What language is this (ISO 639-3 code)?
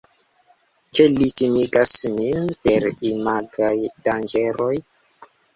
epo